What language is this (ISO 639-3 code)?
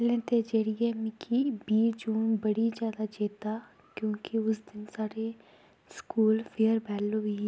doi